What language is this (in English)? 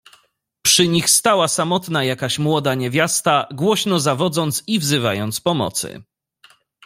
Polish